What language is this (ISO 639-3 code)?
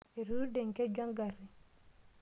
mas